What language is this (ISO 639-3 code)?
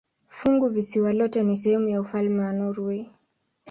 swa